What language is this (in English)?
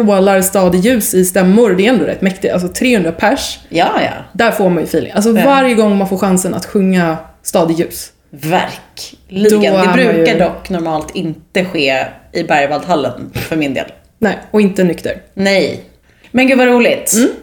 Swedish